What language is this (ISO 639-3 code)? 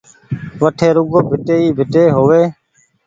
gig